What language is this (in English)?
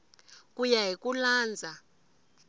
Tsonga